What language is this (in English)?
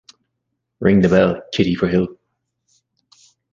English